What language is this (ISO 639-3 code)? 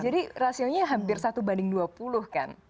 ind